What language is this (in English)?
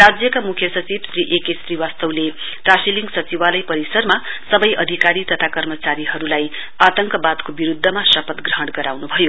Nepali